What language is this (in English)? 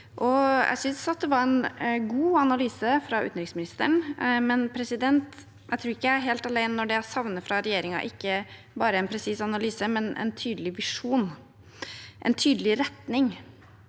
Norwegian